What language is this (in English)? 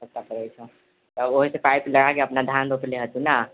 Maithili